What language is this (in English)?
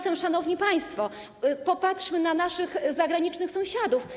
Polish